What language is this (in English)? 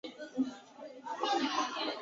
Chinese